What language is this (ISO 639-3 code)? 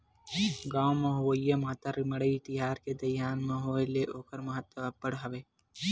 hne